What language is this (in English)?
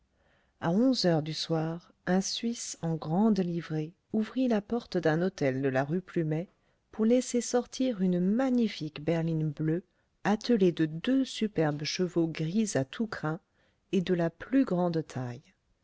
French